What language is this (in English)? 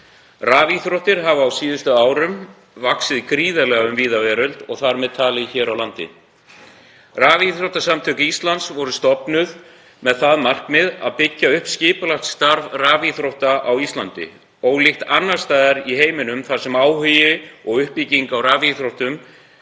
Icelandic